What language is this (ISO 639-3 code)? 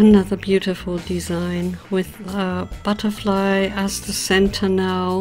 eng